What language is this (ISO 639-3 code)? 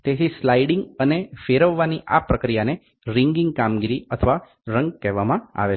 guj